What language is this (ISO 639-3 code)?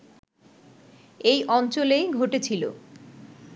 ben